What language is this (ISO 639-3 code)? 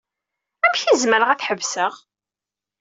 kab